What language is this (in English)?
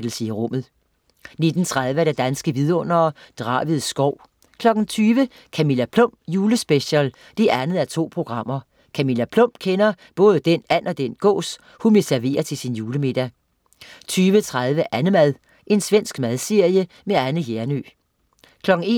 Danish